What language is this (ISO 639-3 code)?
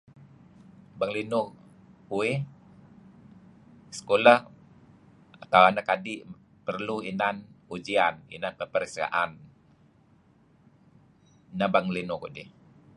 kzi